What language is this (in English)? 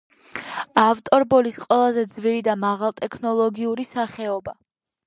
Georgian